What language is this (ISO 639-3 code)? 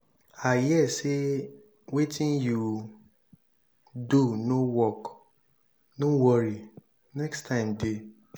pcm